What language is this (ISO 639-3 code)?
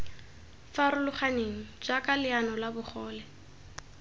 tsn